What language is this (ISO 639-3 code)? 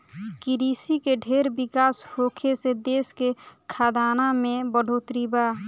bho